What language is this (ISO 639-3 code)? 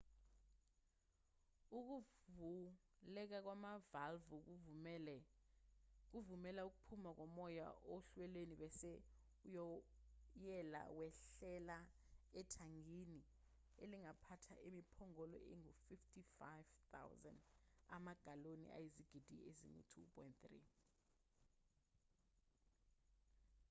zul